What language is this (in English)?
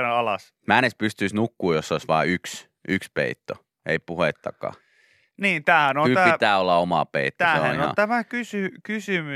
Finnish